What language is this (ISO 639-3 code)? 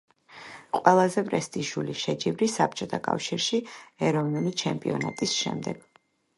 kat